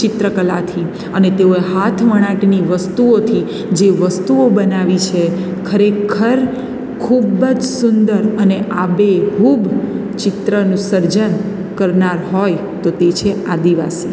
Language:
Gujarati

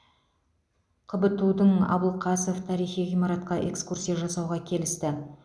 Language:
Kazakh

